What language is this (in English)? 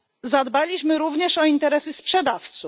Polish